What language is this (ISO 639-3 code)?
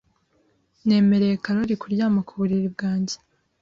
kin